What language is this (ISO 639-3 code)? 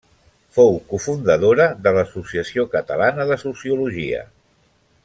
cat